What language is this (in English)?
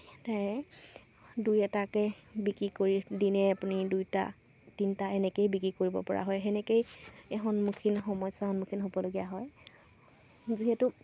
Assamese